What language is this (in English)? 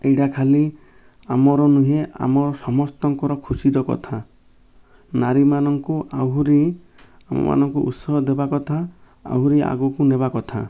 Odia